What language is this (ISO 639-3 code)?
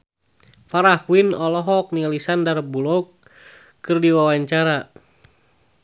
sun